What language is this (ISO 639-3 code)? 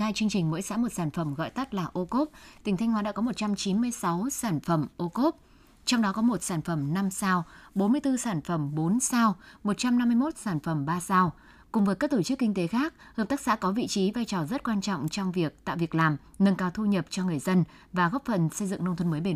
vie